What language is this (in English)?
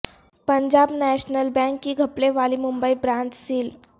Urdu